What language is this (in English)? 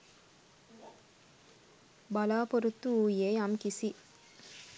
Sinhala